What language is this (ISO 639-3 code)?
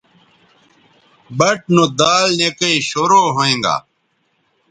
btv